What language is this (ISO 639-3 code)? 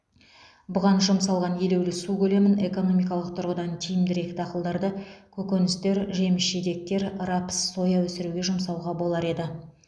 kaz